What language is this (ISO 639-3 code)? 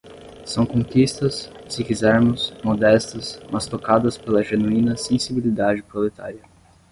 por